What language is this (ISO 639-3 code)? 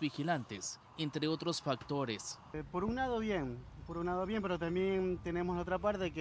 spa